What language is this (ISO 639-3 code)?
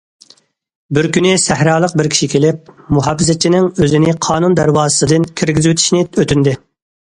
uig